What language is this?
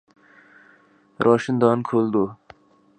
Urdu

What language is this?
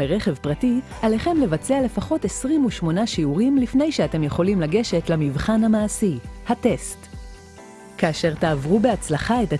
Hebrew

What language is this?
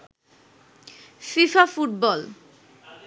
Bangla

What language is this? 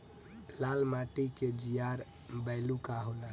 Bhojpuri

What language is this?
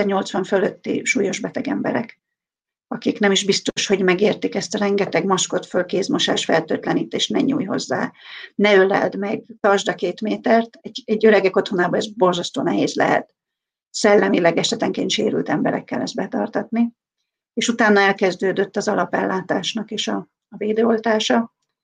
Hungarian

